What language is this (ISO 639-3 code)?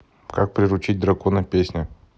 rus